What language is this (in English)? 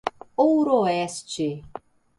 Portuguese